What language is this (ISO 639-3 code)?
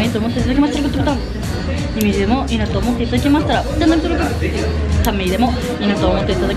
jpn